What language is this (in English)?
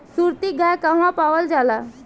Bhojpuri